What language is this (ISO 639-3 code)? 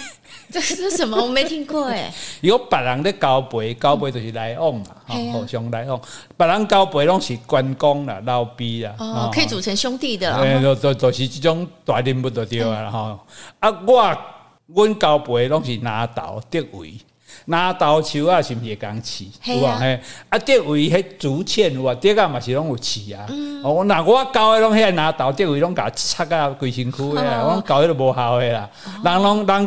zho